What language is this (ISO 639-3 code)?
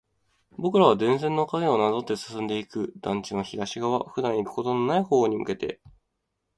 jpn